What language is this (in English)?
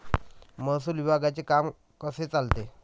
Marathi